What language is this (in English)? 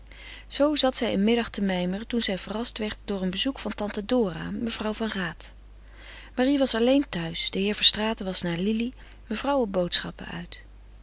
Dutch